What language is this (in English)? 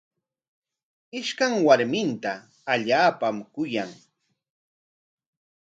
Corongo Ancash Quechua